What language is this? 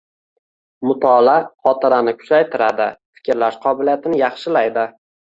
Uzbek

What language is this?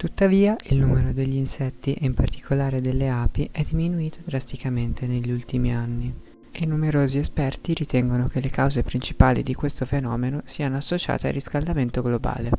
Italian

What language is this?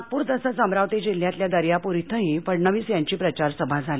Marathi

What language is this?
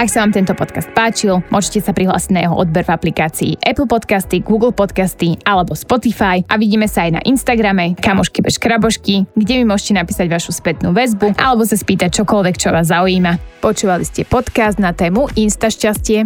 Slovak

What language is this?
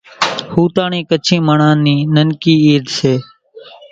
Kachi Koli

